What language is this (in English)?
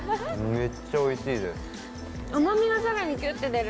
Japanese